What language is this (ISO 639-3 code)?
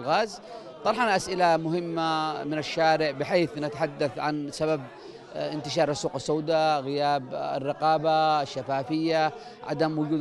ara